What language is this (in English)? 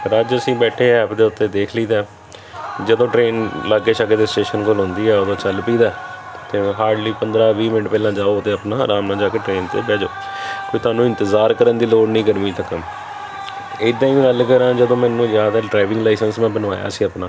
Punjabi